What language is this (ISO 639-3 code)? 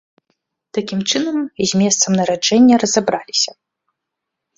bel